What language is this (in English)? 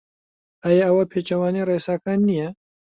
Central Kurdish